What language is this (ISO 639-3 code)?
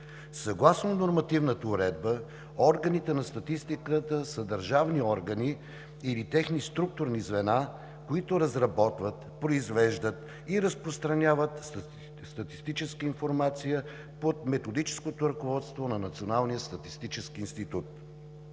bul